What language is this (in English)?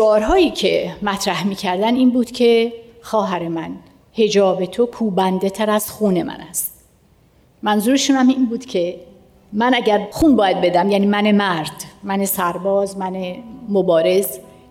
Persian